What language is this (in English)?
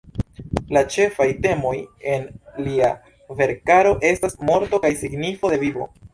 Esperanto